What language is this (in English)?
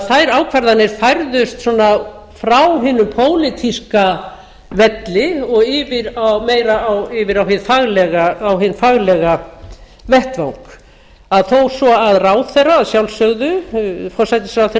Icelandic